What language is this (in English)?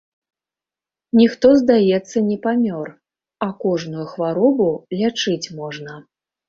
Belarusian